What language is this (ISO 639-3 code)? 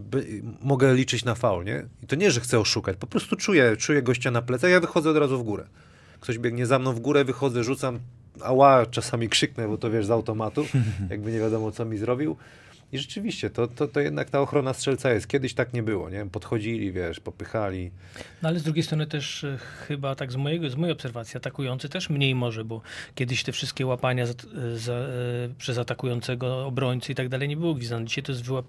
pol